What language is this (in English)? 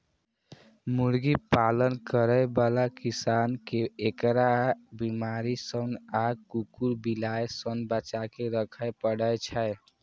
Maithili